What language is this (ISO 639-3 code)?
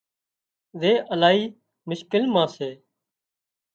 kxp